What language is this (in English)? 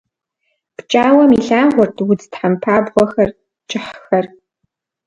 Kabardian